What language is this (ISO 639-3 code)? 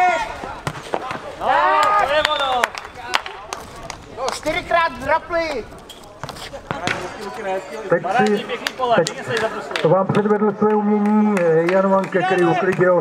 ces